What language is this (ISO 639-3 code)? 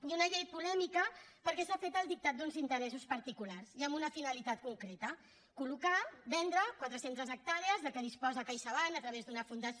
cat